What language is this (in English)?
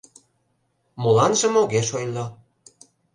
Mari